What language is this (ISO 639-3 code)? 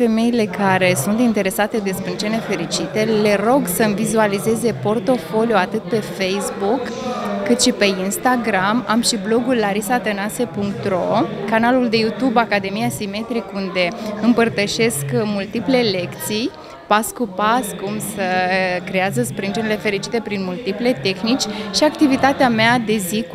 ron